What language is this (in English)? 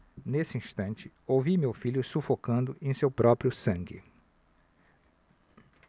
Portuguese